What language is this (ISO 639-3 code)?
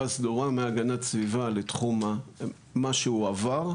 heb